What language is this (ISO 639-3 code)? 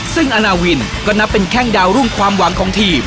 tha